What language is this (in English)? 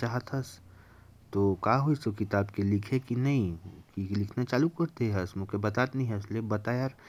Korwa